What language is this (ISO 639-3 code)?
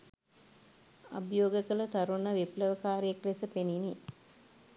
sin